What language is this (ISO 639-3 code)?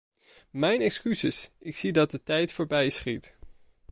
nld